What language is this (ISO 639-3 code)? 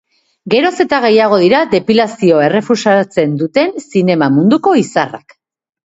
eus